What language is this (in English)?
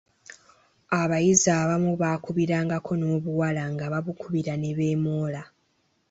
Ganda